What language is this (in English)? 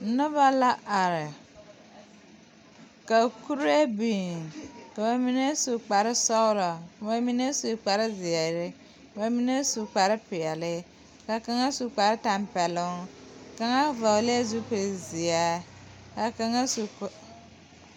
Southern Dagaare